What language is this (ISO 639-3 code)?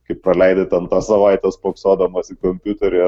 lit